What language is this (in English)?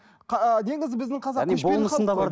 Kazakh